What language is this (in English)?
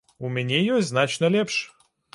Belarusian